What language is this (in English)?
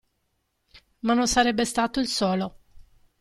Italian